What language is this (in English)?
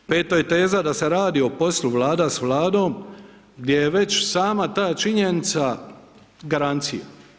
Croatian